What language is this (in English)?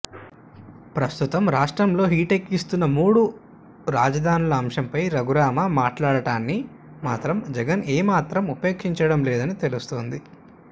Telugu